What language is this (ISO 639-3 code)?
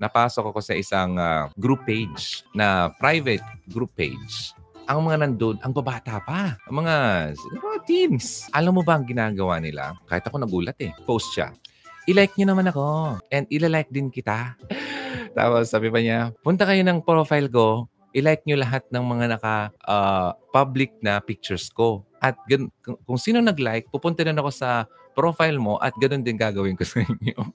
fil